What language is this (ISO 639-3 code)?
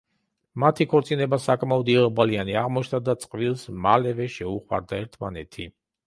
kat